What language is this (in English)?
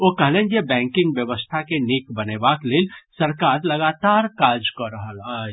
Maithili